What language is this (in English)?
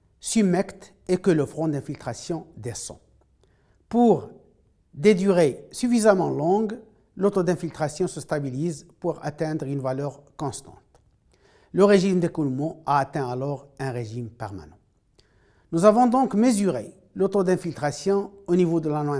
French